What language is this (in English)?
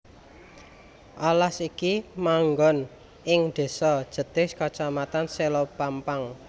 Javanese